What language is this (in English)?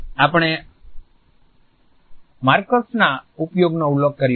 Gujarati